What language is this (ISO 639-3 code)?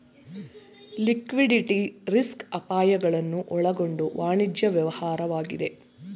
kan